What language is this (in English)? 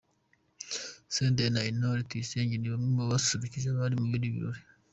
Kinyarwanda